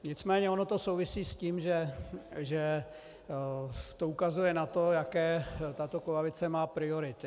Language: Czech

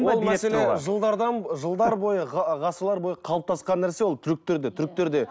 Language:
Kazakh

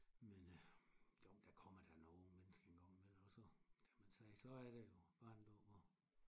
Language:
Danish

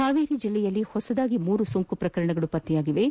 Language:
Kannada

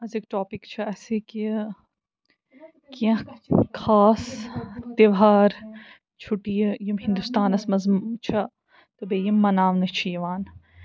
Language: Kashmiri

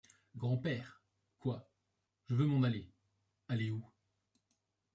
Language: French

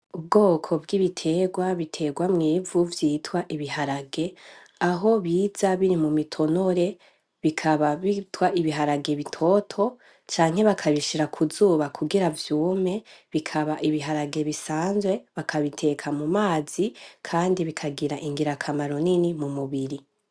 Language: Rundi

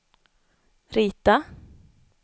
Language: Swedish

